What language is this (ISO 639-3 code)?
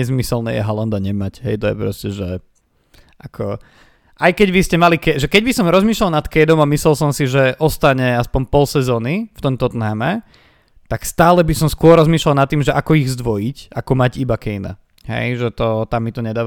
slk